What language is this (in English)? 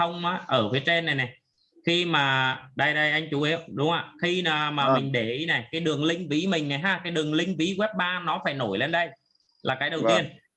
Vietnamese